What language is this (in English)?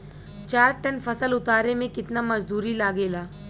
Bhojpuri